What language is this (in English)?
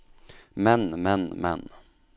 Norwegian